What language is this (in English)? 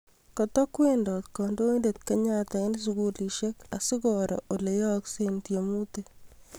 Kalenjin